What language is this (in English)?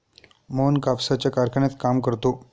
Marathi